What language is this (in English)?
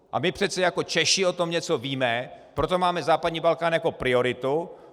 Czech